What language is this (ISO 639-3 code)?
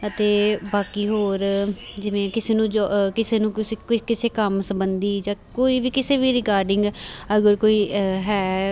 pan